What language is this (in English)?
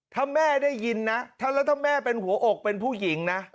Thai